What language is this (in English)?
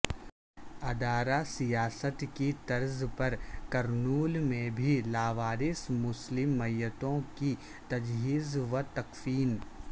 Urdu